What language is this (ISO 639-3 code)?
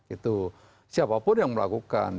ind